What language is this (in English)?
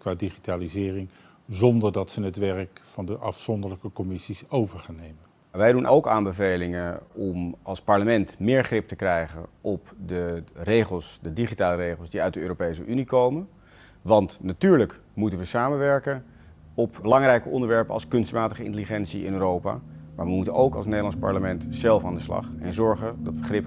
Dutch